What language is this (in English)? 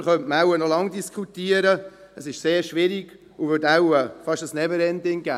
Swiss German